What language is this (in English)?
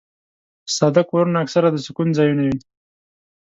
Pashto